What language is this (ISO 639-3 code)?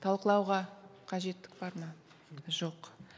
kaz